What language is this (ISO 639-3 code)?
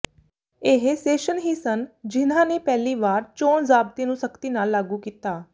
pan